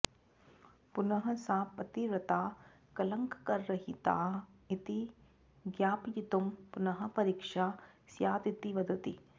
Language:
Sanskrit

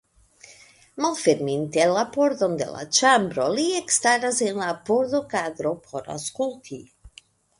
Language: Esperanto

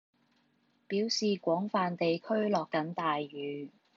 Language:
Cantonese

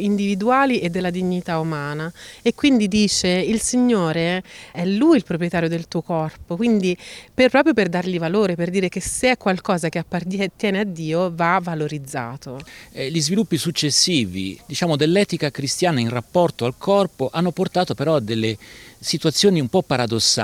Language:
Italian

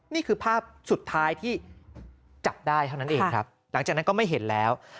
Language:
Thai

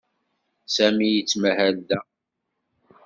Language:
Kabyle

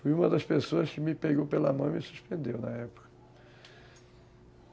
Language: Portuguese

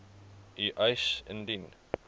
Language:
Afrikaans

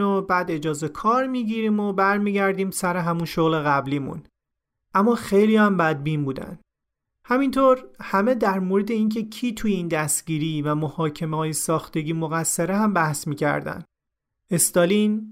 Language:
Persian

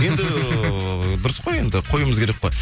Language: Kazakh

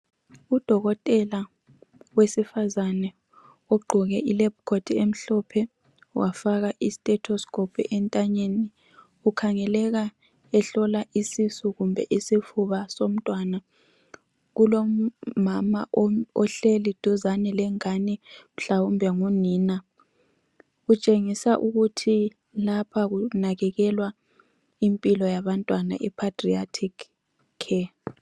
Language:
North Ndebele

